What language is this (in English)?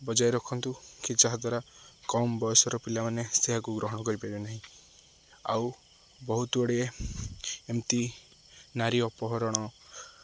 Odia